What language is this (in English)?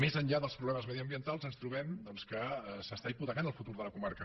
Catalan